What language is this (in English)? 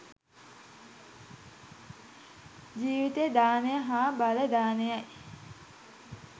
Sinhala